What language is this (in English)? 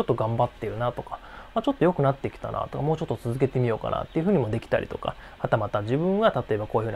Japanese